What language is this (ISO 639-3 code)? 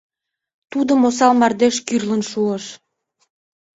chm